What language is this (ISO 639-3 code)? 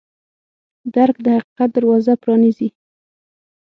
pus